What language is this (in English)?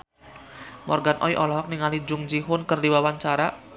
Sundanese